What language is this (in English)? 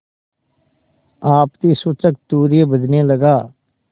Hindi